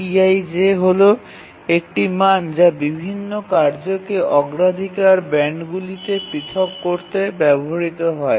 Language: Bangla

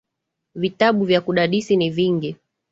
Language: Swahili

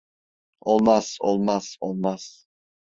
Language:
Turkish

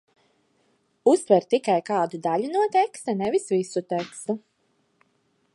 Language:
Latvian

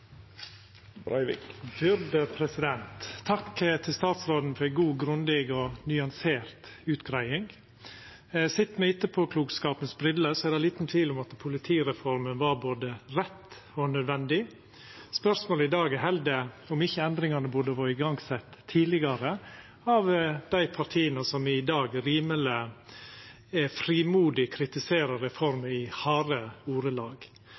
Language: Norwegian Nynorsk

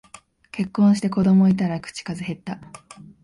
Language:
Japanese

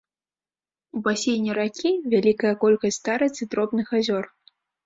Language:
Belarusian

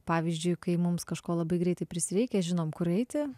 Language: Lithuanian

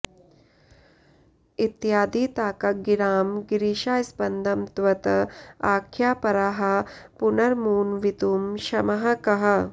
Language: Sanskrit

